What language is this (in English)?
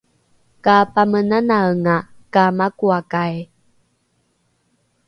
Rukai